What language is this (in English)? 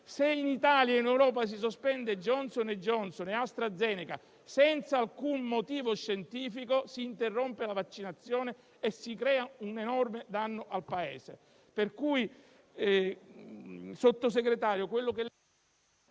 Italian